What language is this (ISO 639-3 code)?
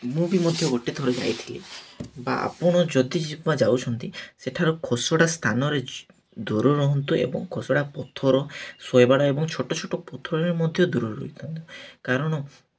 ori